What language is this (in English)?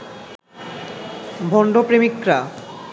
Bangla